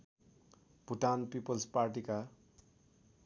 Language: Nepali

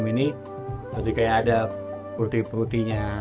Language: Indonesian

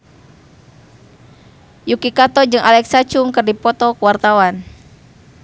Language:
Sundanese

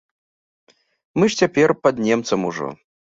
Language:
Belarusian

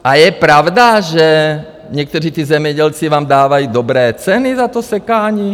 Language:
Czech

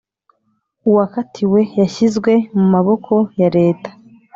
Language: Kinyarwanda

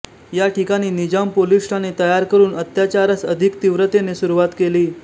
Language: Marathi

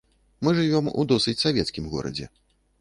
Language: Belarusian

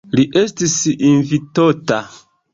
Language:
Esperanto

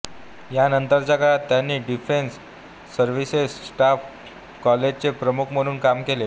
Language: Marathi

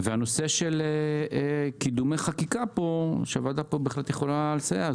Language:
Hebrew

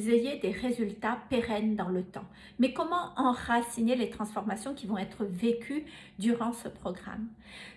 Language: French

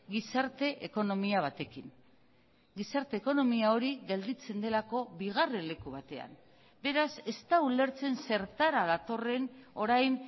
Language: Basque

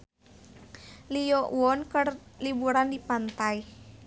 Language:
Sundanese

